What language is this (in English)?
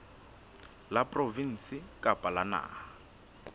Southern Sotho